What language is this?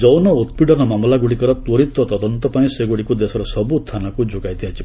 Odia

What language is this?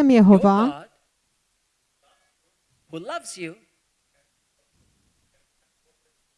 Czech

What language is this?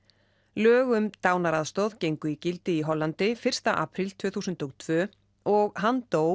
Icelandic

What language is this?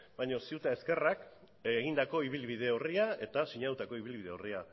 Basque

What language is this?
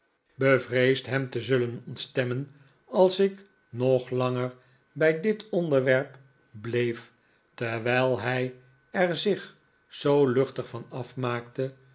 Dutch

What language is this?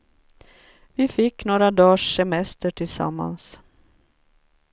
Swedish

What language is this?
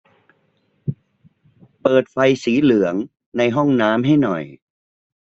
Thai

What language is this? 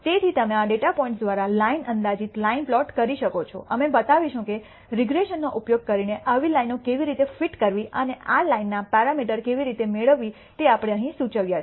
Gujarati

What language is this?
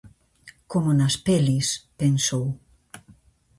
Galician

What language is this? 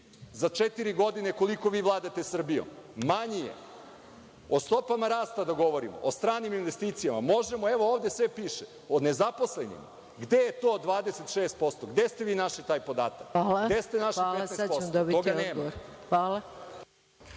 Serbian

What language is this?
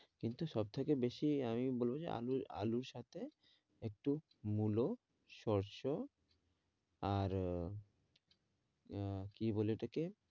Bangla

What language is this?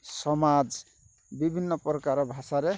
Odia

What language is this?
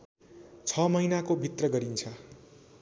Nepali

